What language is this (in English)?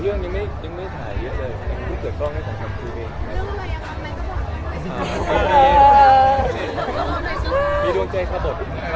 Thai